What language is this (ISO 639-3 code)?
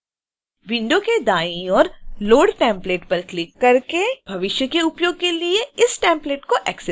hin